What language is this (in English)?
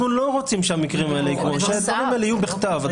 Hebrew